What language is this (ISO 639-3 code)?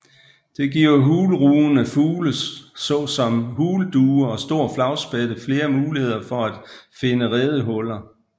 dan